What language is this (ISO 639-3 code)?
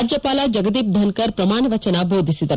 kan